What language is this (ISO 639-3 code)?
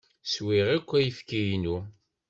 kab